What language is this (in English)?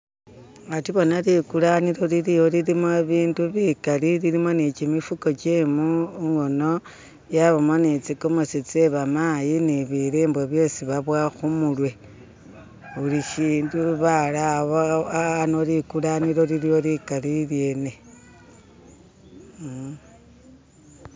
Masaaba